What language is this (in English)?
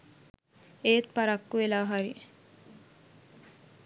Sinhala